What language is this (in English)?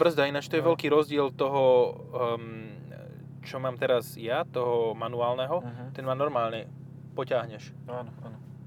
Slovak